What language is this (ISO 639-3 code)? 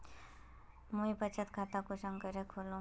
mag